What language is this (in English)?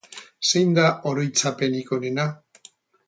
Basque